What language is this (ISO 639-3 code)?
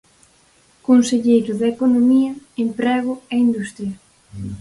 glg